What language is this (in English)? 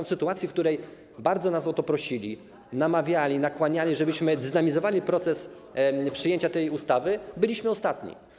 Polish